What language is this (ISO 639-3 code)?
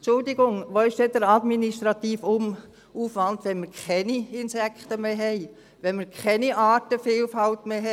gsw